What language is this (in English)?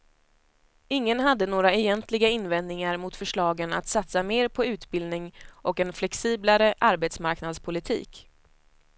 Swedish